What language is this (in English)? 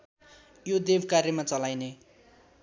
Nepali